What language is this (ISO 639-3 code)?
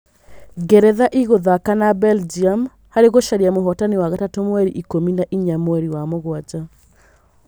kik